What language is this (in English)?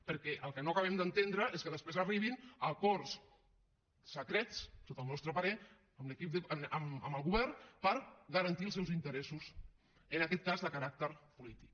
Catalan